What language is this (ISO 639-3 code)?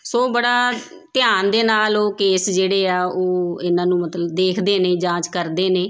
pan